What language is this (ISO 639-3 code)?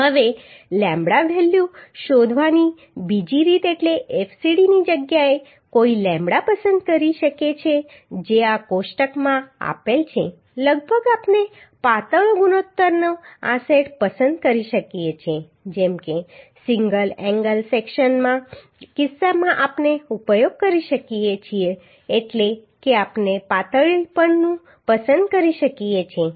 guj